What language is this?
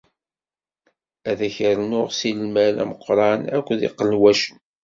Kabyle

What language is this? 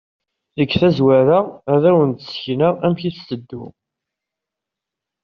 Kabyle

